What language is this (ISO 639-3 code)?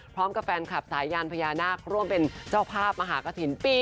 tha